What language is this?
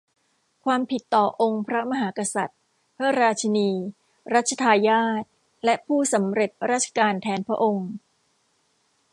Thai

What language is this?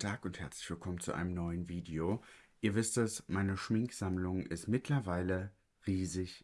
German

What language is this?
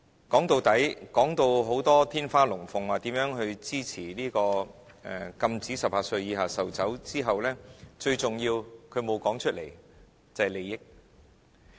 Cantonese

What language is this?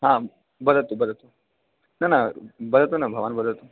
Sanskrit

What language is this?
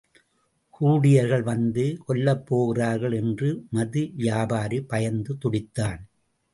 Tamil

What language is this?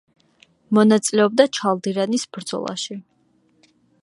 Georgian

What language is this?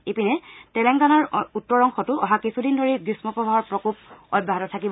Assamese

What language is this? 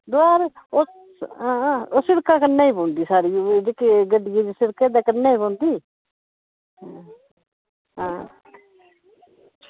Dogri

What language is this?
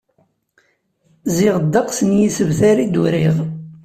Kabyle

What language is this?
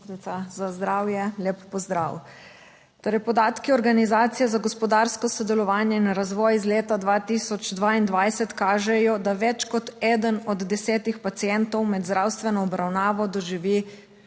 Slovenian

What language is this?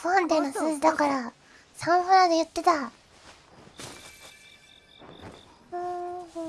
Japanese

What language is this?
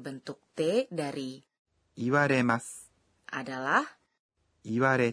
Indonesian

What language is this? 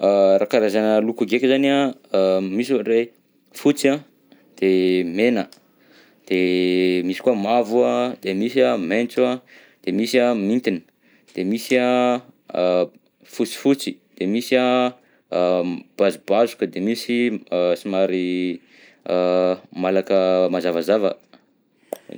Southern Betsimisaraka Malagasy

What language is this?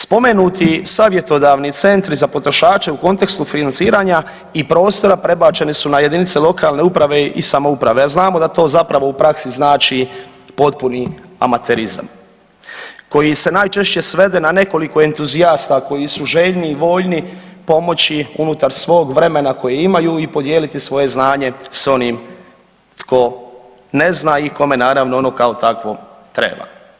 Croatian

